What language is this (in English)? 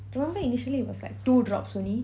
English